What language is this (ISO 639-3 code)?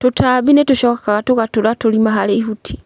kik